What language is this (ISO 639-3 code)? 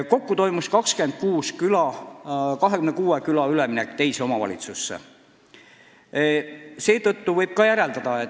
est